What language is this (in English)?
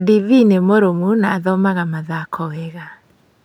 Kikuyu